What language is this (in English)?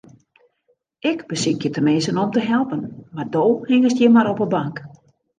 Western Frisian